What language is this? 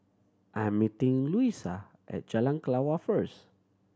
English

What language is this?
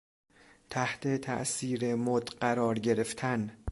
Persian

